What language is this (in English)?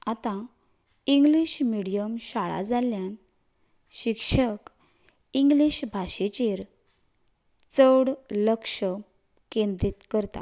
Konkani